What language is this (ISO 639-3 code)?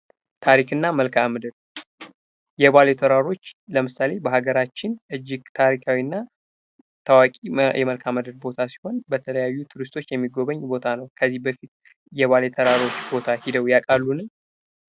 amh